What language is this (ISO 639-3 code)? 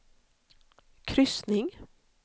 swe